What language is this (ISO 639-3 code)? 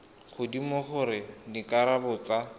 tsn